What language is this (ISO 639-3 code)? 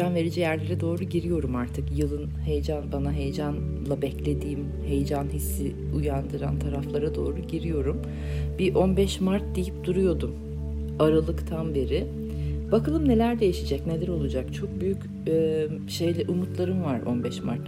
tur